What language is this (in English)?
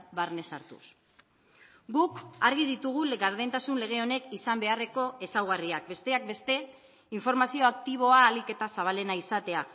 Basque